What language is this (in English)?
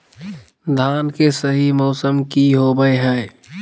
Magahi